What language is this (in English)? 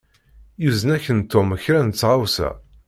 Kabyle